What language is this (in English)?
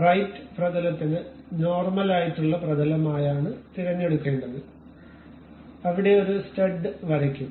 Malayalam